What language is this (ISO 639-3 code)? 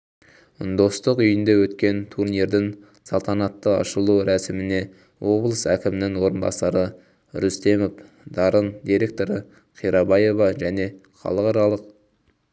kaz